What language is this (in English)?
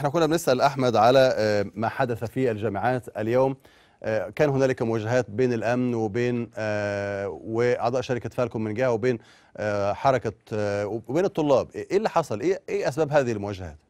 Arabic